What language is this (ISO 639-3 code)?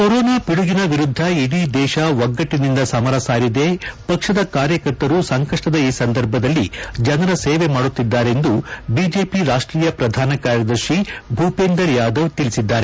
kan